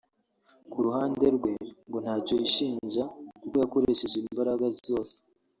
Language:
Kinyarwanda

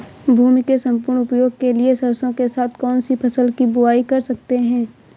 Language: Hindi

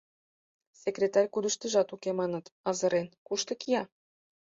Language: Mari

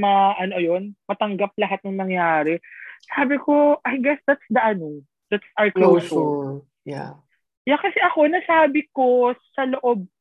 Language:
Filipino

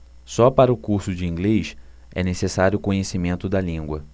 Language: Portuguese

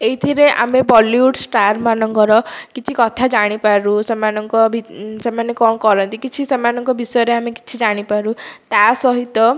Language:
Odia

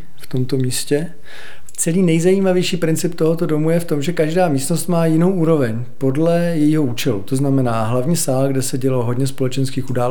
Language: Czech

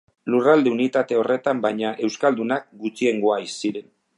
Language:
Basque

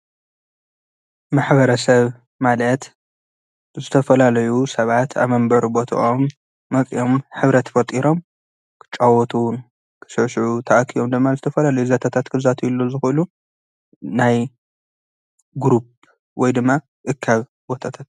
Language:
Tigrinya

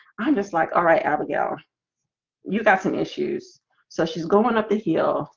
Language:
English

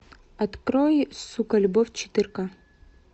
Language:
Russian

